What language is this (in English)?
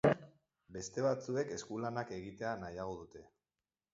Basque